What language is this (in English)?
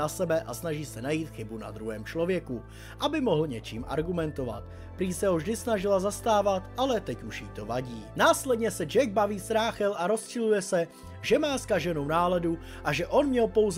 Czech